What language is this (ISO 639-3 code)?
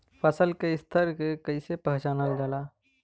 bho